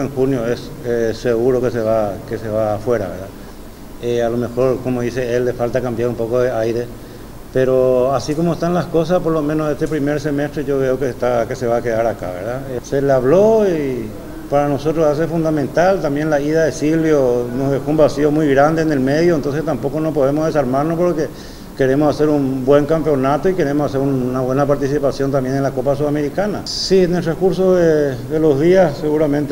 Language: Spanish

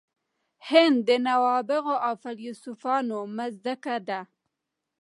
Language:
Pashto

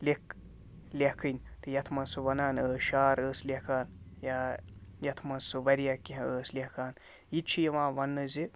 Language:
Kashmiri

